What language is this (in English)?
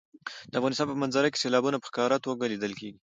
Pashto